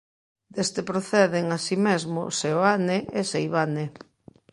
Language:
Galician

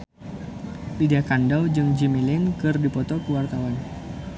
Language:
Sundanese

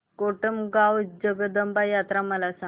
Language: Marathi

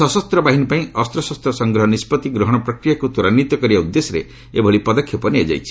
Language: Odia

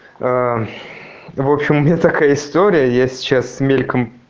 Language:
Russian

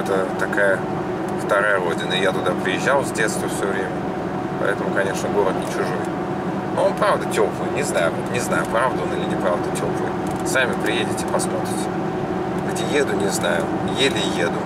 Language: Russian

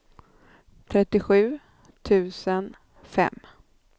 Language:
Swedish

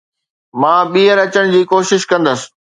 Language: Sindhi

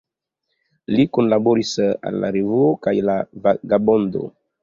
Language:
Esperanto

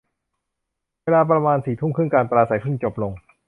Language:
Thai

